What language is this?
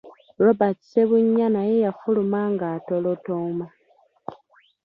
Ganda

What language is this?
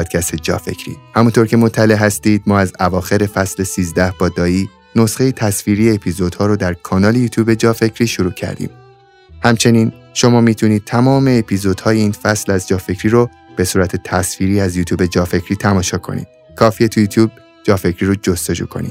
Persian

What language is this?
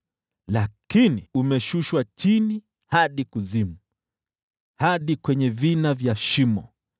Swahili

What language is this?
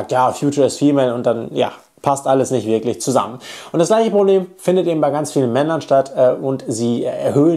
German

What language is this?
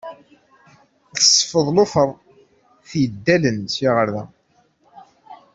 Kabyle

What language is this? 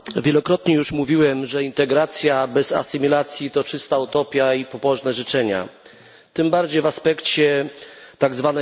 Polish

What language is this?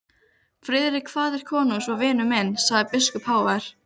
Icelandic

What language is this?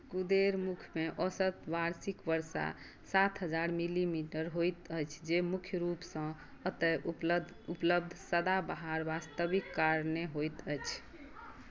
Maithili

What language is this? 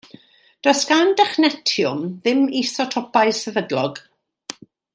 Welsh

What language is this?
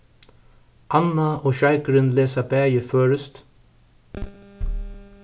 Faroese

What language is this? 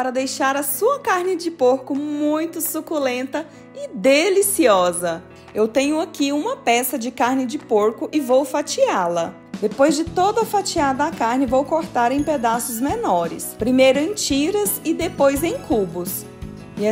Portuguese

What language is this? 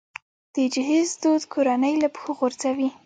Pashto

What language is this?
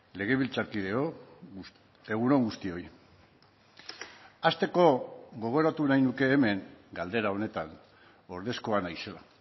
Basque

